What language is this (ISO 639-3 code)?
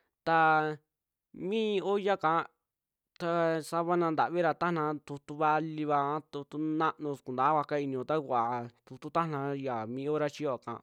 jmx